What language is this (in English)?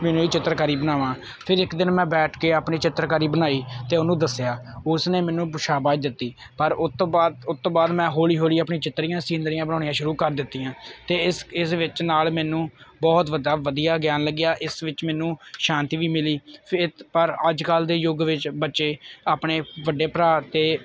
Punjabi